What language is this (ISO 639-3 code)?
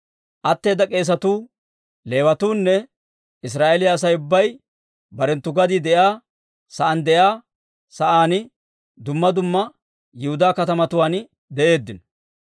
dwr